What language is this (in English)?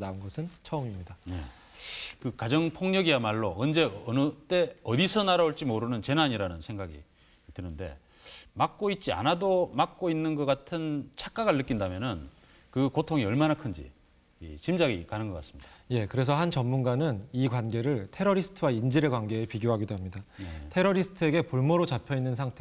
Korean